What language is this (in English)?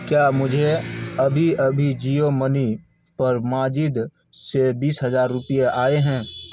Urdu